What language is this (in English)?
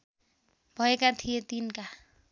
Nepali